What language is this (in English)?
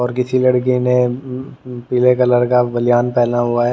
Hindi